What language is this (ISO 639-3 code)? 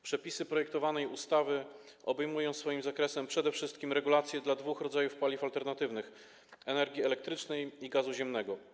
pol